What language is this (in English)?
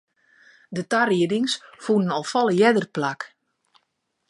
Western Frisian